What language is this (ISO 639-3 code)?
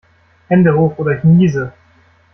deu